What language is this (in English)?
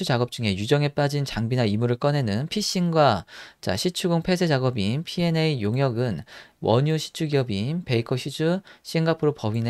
Korean